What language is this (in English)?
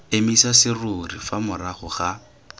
Tswana